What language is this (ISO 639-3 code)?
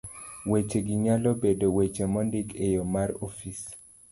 luo